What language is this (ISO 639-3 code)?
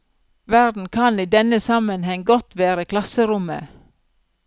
nor